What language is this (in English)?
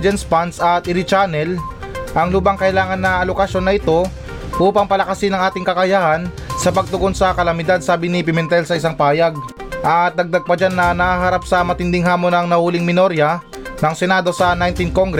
Filipino